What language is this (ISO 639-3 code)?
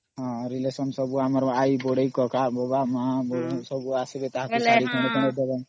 ori